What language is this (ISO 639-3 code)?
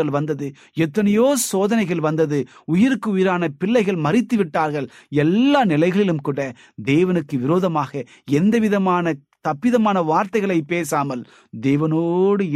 tam